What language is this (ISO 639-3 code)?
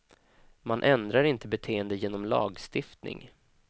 swe